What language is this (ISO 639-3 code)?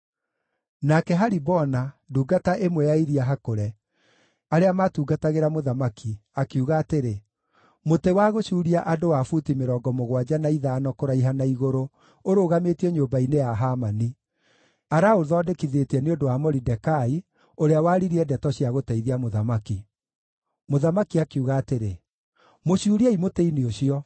kik